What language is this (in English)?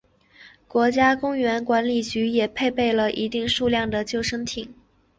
Chinese